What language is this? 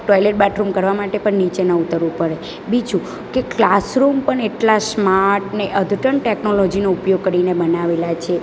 Gujarati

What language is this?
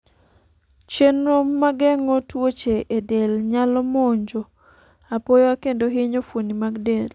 Luo (Kenya and Tanzania)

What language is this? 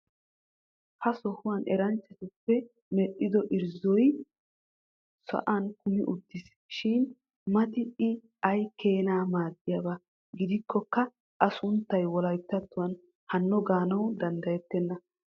Wolaytta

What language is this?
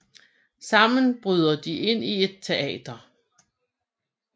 Danish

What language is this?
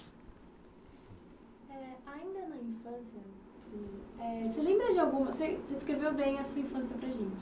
Portuguese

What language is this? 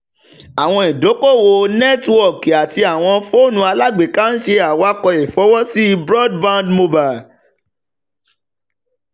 Yoruba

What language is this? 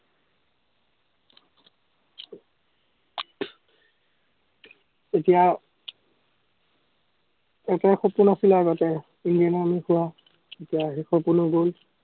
Assamese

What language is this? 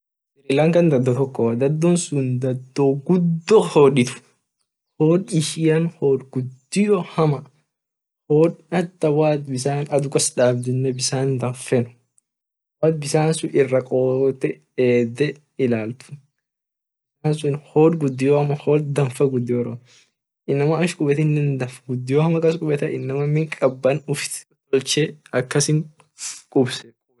Orma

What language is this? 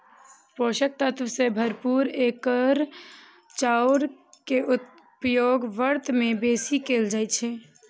Maithili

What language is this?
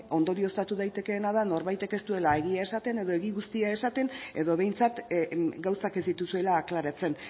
Basque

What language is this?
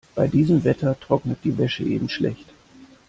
German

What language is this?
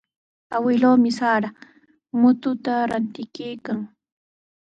Sihuas Ancash Quechua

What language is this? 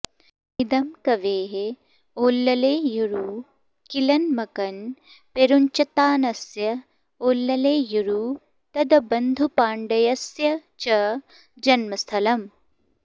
Sanskrit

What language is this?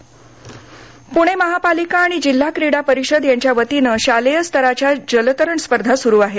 Marathi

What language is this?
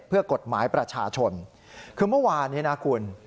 Thai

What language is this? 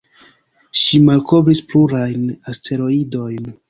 Esperanto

